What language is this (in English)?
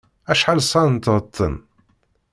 Kabyle